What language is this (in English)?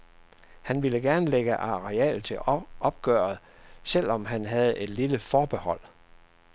Danish